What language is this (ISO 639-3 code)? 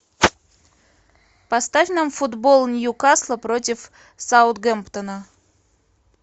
rus